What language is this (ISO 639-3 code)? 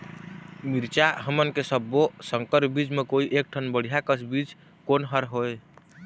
hne